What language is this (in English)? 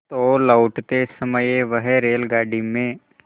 Hindi